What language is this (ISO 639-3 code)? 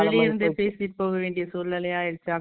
tam